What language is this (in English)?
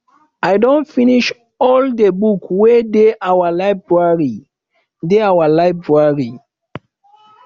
Nigerian Pidgin